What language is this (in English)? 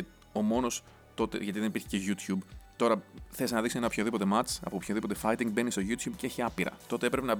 Greek